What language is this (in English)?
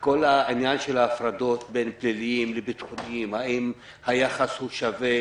Hebrew